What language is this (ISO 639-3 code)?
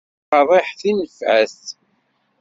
kab